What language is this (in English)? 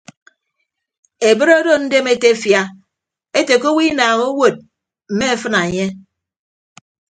Ibibio